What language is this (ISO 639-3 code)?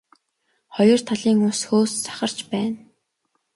mon